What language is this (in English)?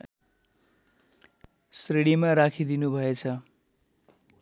Nepali